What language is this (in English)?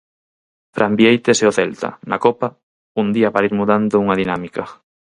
Galician